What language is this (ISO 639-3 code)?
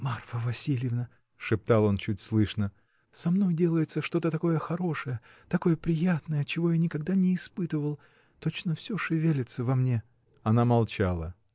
rus